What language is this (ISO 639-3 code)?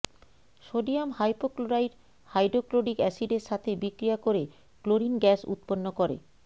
ben